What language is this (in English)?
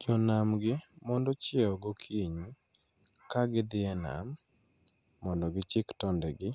Luo (Kenya and Tanzania)